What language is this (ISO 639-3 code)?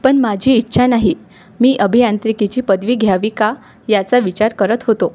mar